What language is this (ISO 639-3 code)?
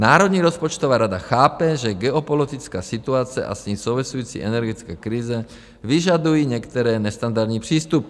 ces